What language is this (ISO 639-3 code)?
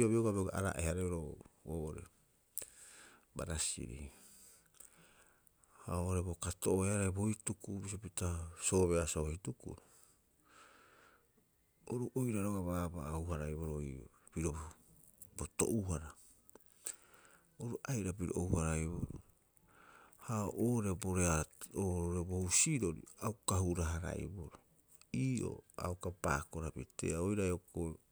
kyx